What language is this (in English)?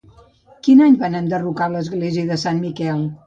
Catalan